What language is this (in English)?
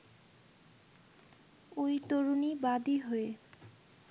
Bangla